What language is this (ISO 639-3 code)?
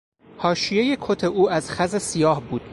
fas